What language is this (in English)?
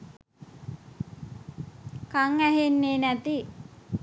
Sinhala